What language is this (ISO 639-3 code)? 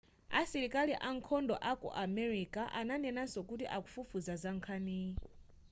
nya